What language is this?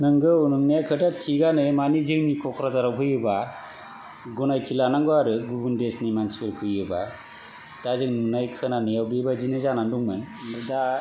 Bodo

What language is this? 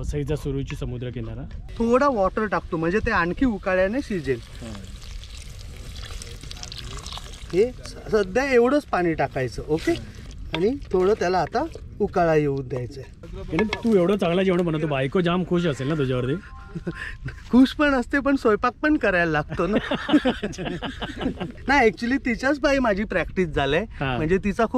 Hindi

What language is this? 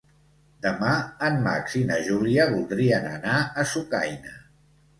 Catalan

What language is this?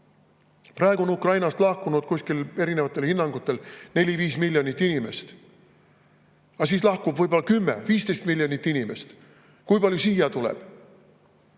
Estonian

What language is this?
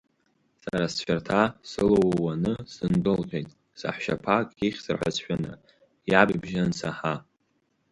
Abkhazian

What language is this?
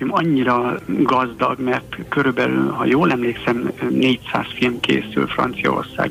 Hungarian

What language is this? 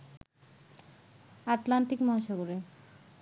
Bangla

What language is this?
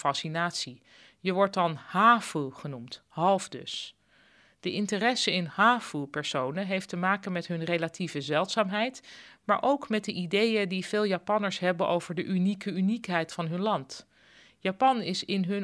Dutch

